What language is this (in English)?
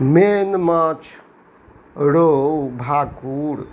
Maithili